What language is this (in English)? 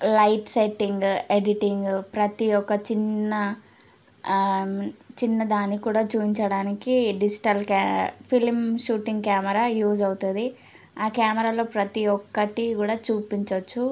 Telugu